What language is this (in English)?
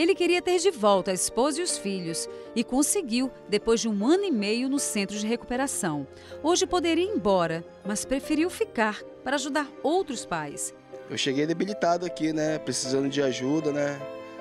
Portuguese